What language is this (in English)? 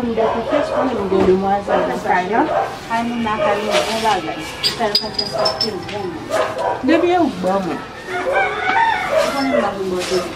French